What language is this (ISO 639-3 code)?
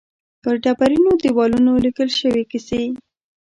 pus